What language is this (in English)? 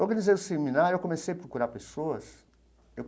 Portuguese